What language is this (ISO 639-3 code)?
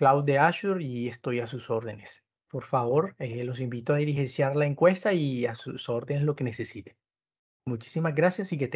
spa